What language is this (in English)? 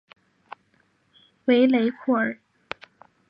Chinese